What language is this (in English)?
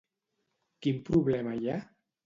Catalan